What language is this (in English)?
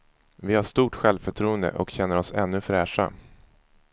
Swedish